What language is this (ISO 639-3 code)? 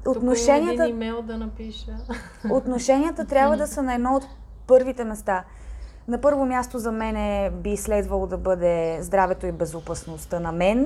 bul